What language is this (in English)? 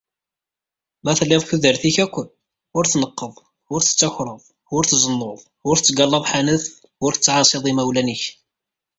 Kabyle